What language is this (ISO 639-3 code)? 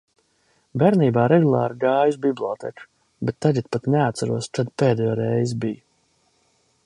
lav